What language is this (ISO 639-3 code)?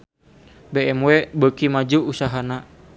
sun